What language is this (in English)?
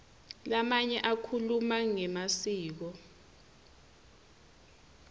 Swati